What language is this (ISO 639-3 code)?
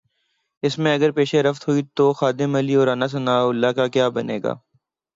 urd